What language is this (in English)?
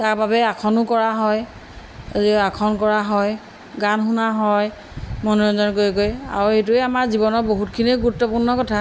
Assamese